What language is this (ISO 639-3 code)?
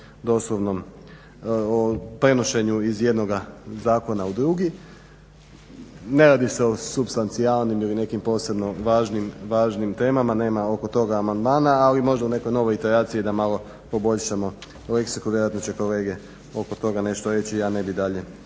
hrv